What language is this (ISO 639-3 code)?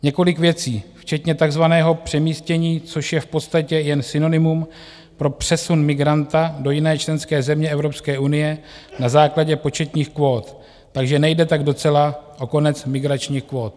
ces